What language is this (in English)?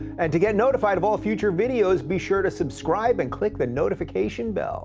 English